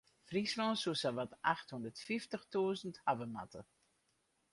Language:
Western Frisian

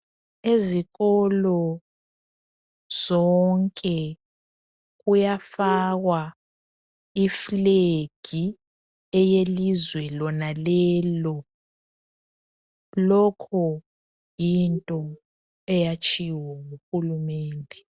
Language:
North Ndebele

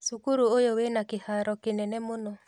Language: Kikuyu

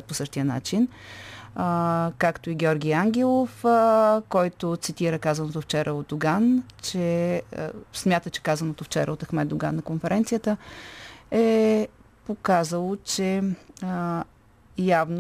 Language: Bulgarian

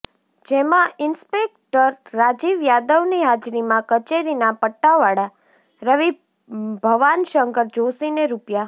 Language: Gujarati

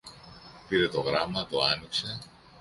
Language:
Greek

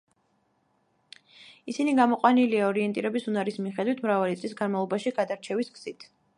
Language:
Georgian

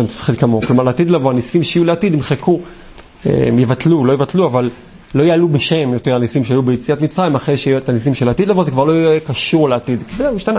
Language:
Hebrew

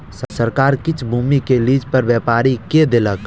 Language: Maithili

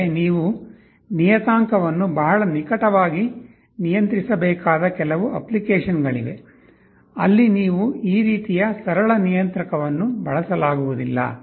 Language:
Kannada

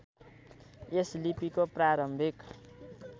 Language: Nepali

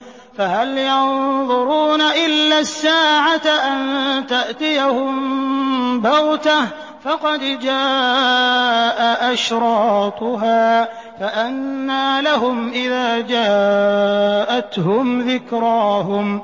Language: Arabic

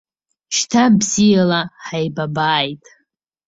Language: Abkhazian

